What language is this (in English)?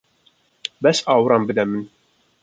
Kurdish